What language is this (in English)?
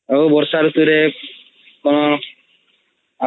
Odia